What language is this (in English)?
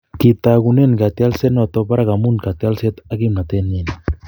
Kalenjin